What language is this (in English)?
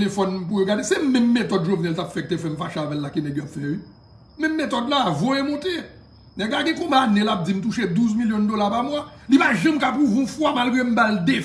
French